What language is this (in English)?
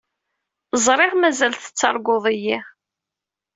Kabyle